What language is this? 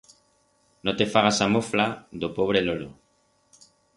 Aragonese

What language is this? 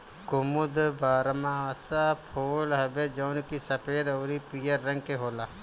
Bhojpuri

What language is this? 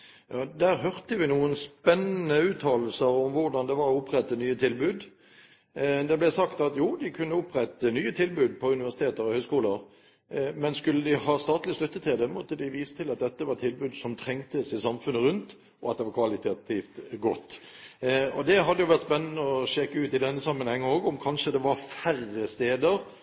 Norwegian Bokmål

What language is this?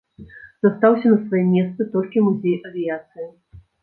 Belarusian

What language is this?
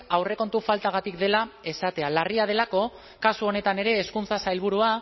Basque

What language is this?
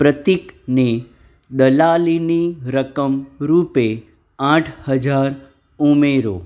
Gujarati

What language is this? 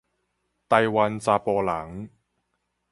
Min Nan Chinese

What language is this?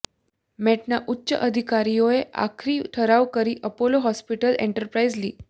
Gujarati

